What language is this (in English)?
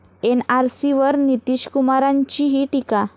Marathi